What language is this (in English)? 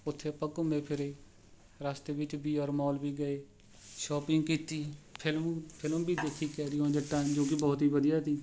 Punjabi